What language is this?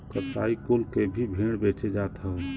Bhojpuri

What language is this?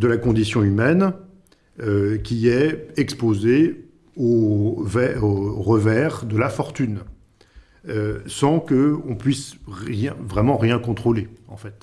French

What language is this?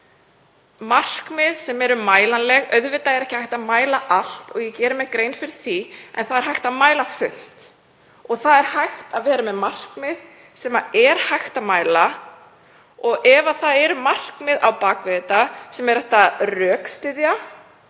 Icelandic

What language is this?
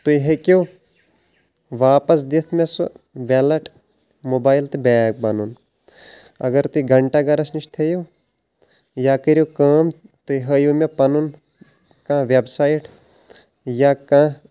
Kashmiri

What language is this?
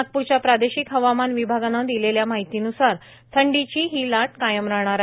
Marathi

